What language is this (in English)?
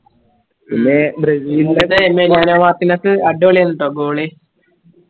Malayalam